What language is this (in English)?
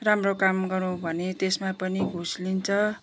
Nepali